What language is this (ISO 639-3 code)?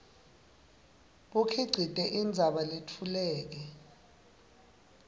ssw